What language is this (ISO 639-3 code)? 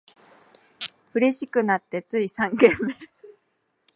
jpn